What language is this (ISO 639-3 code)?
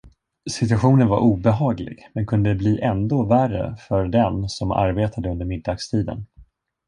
swe